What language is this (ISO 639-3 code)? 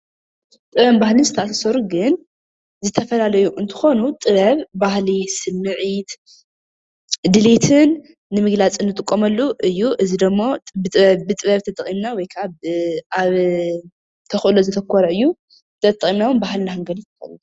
tir